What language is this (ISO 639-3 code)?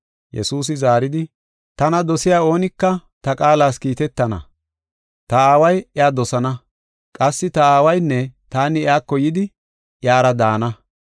gof